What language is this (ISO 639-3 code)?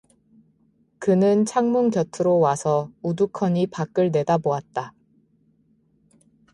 kor